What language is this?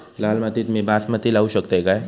Marathi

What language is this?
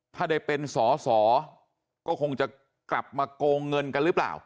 Thai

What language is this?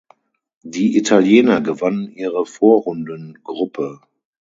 German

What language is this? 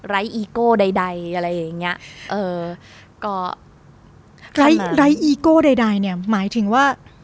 Thai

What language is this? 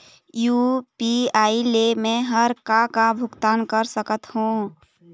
Chhattisgarhi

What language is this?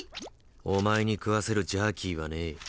Japanese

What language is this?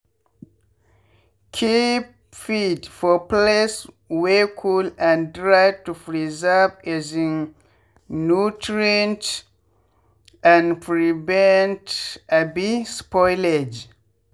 Nigerian Pidgin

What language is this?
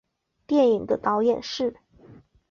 Chinese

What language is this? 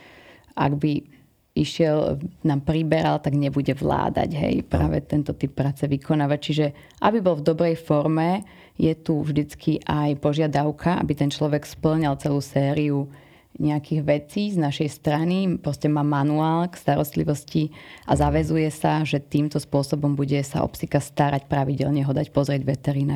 Slovak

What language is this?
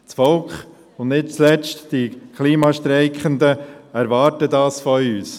Swiss German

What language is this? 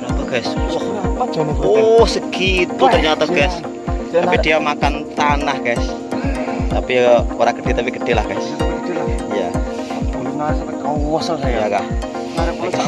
Indonesian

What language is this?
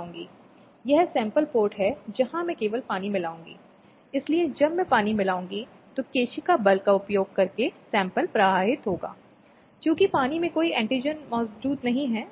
Hindi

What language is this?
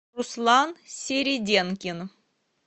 Russian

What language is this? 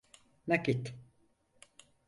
Turkish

